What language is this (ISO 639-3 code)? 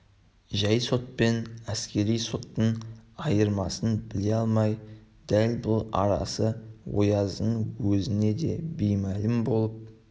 kaz